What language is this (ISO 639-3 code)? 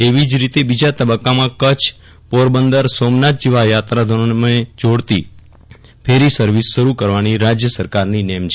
guj